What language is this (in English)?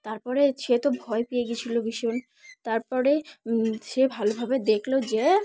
Bangla